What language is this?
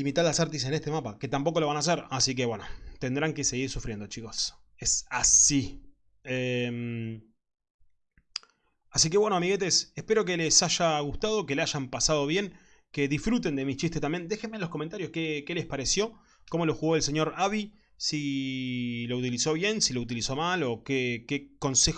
Spanish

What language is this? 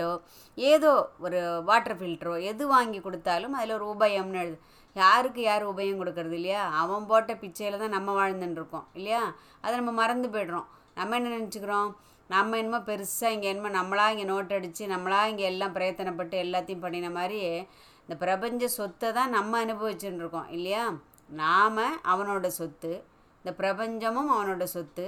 Tamil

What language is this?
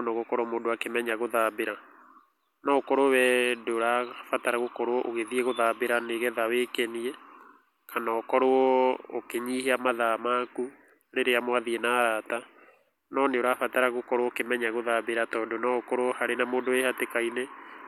Kikuyu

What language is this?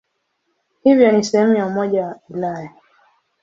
Swahili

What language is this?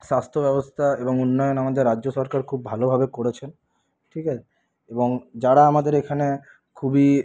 Bangla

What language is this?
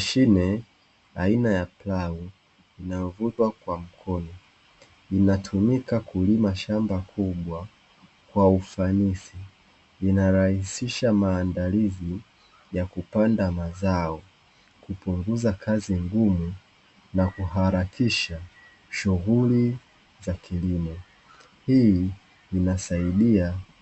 Swahili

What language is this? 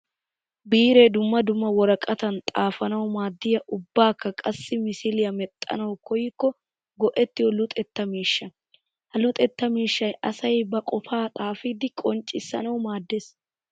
Wolaytta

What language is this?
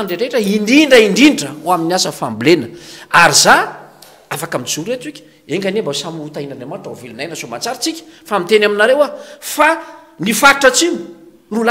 Romanian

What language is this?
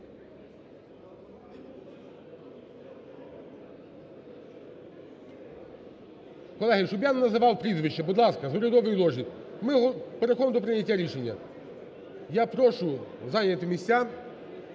Ukrainian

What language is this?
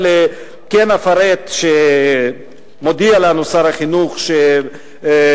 Hebrew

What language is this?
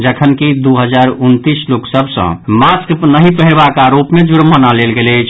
Maithili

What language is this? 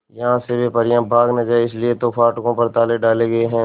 Hindi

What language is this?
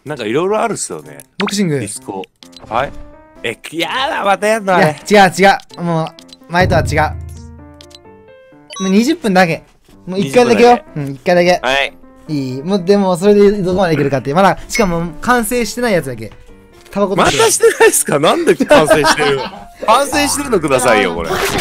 Japanese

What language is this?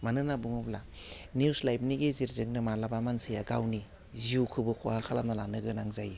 Bodo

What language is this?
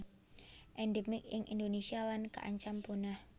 Javanese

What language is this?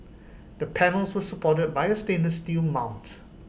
English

